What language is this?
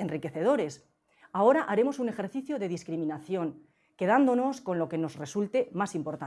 Spanish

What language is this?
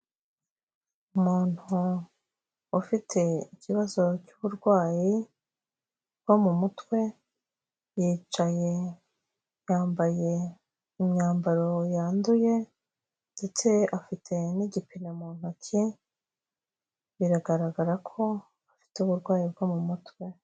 Kinyarwanda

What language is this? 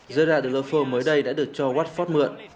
Vietnamese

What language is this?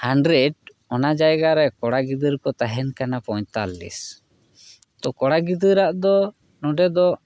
Santali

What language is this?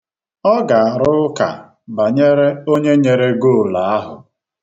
Igbo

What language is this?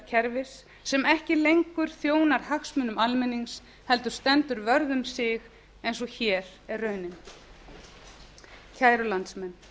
Icelandic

